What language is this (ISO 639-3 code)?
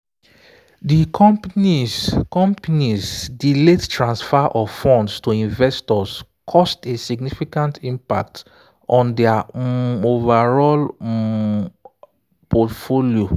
pcm